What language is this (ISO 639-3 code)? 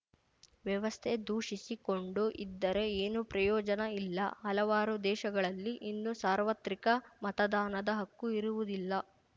kan